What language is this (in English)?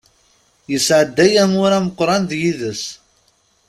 Kabyle